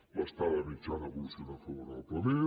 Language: Catalan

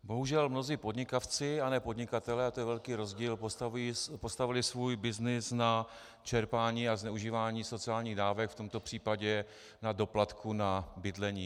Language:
Czech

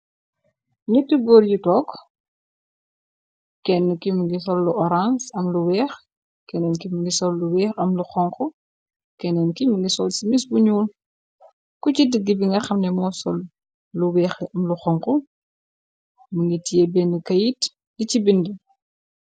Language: Wolof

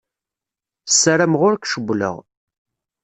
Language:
Kabyle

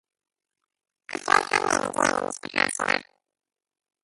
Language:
Hebrew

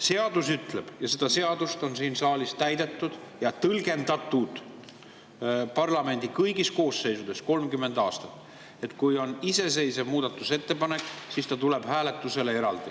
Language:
Estonian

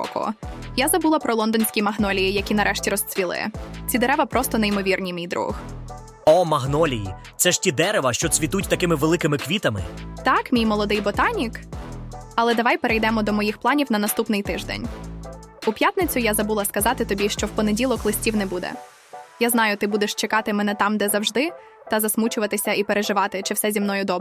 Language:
Ukrainian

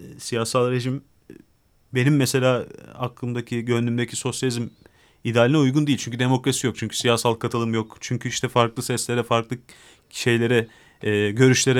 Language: Turkish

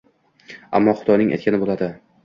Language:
Uzbek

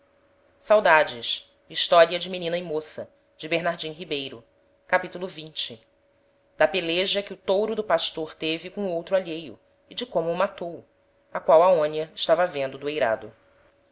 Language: Portuguese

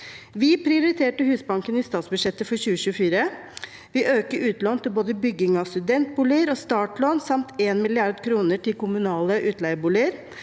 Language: Norwegian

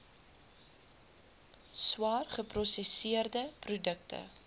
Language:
Afrikaans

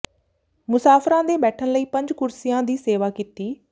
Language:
Punjabi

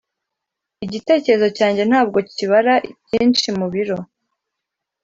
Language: Kinyarwanda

